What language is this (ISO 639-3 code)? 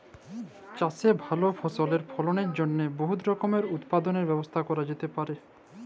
ben